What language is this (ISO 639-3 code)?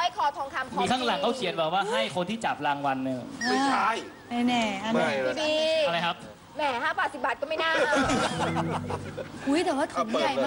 tha